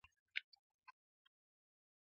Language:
Swahili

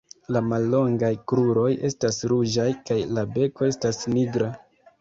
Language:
Esperanto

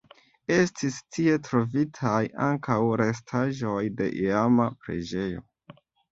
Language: Esperanto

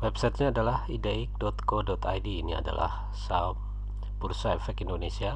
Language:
Indonesian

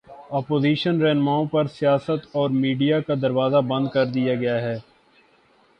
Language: Urdu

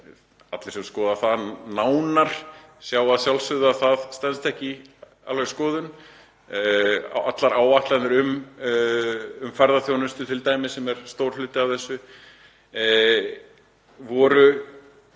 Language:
Icelandic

